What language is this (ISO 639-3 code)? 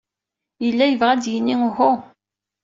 kab